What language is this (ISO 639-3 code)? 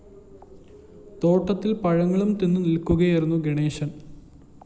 mal